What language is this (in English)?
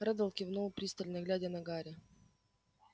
Russian